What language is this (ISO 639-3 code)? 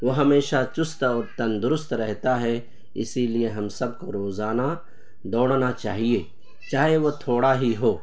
urd